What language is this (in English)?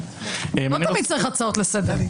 Hebrew